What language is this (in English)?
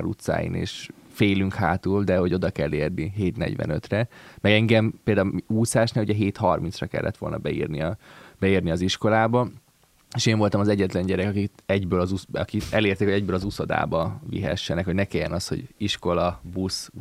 Hungarian